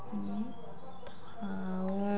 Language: Odia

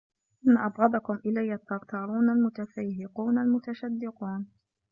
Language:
Arabic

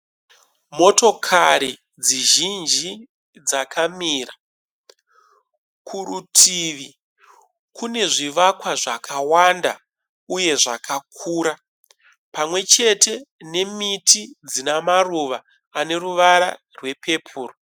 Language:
Shona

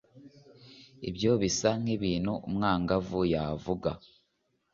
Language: Kinyarwanda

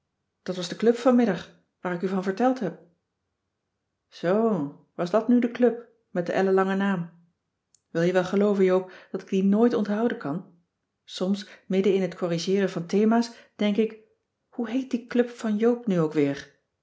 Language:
Dutch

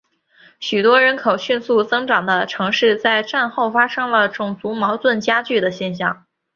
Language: Chinese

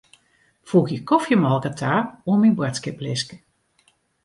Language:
Western Frisian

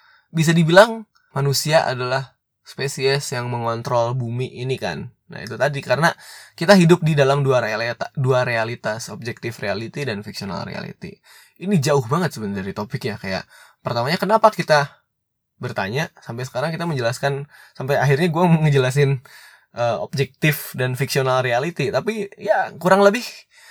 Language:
Indonesian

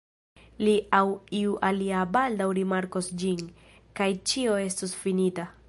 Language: Esperanto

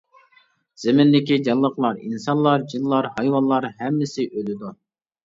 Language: Uyghur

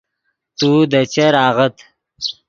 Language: Yidgha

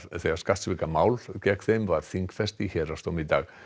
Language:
Icelandic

